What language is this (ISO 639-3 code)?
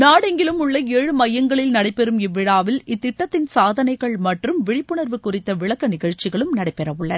tam